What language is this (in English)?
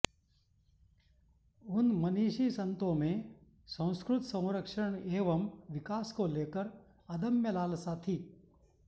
Sanskrit